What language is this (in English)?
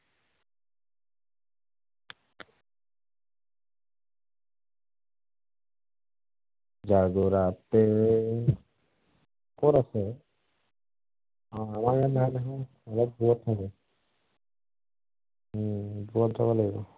Assamese